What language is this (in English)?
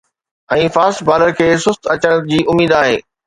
Sindhi